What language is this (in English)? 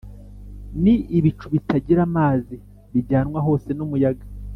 Kinyarwanda